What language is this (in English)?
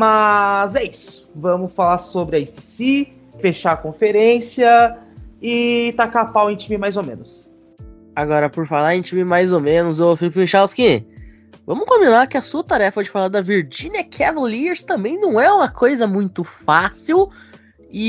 Portuguese